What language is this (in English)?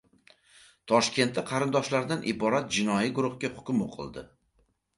Uzbek